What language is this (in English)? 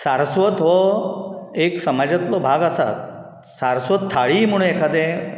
Konkani